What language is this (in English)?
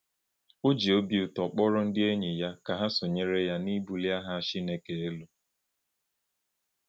Igbo